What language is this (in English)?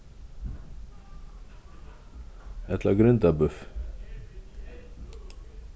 Faroese